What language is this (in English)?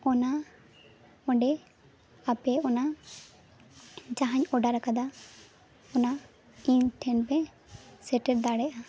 Santali